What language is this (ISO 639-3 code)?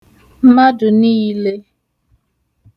ibo